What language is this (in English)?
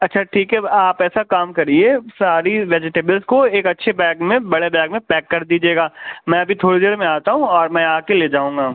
Urdu